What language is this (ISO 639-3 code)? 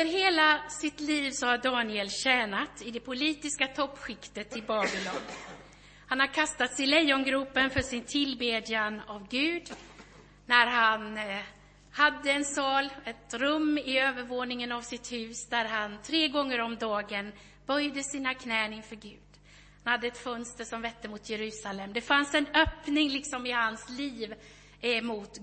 swe